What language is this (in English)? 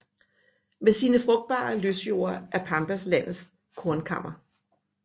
Danish